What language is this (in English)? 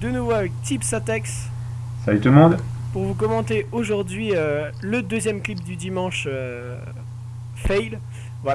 French